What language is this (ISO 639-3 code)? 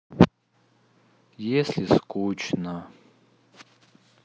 rus